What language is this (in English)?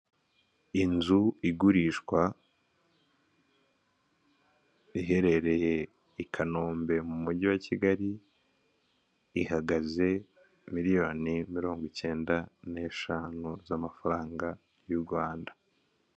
Kinyarwanda